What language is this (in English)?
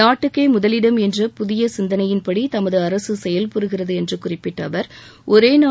Tamil